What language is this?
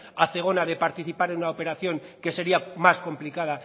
Spanish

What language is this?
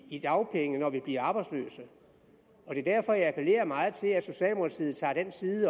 Danish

